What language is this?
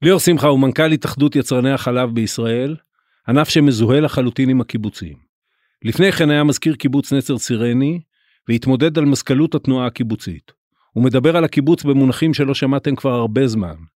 Hebrew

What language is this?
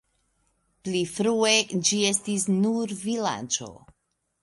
Esperanto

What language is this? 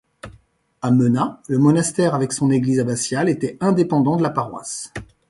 French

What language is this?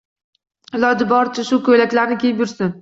Uzbek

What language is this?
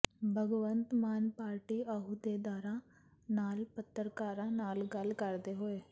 Punjabi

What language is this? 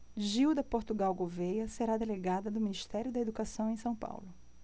Portuguese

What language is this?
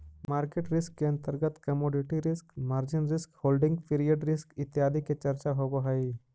Magahi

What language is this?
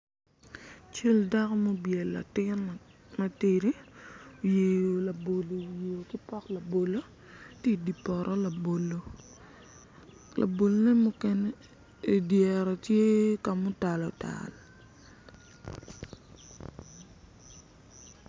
Acoli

